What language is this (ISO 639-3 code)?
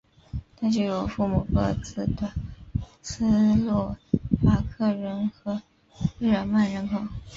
zho